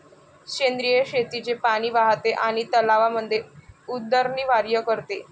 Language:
Marathi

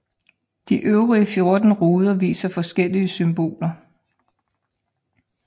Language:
Danish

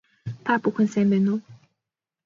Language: Mongolian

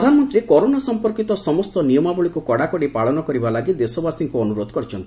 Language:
Odia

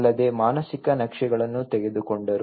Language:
Kannada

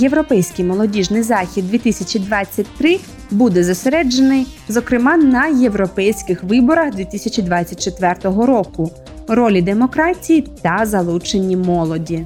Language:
Ukrainian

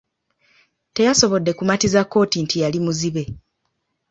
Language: Ganda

